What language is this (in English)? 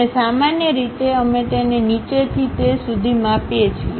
Gujarati